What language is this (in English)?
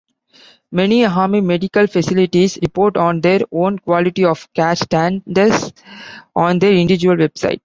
English